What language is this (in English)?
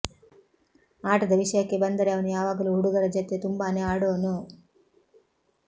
Kannada